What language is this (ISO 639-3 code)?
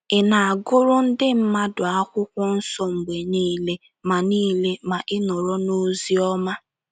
ibo